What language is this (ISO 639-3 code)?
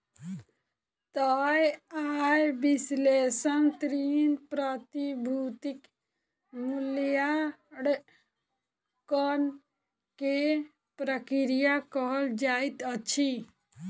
mai